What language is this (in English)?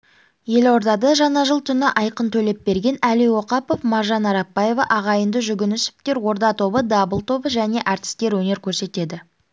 Kazakh